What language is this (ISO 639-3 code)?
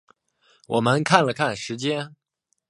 zho